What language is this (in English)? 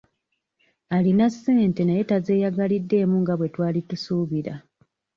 Ganda